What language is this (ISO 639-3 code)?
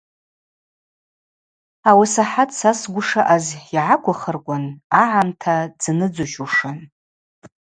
abq